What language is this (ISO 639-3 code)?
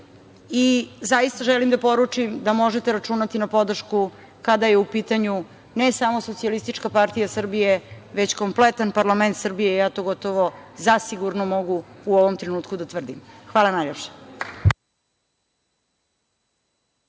srp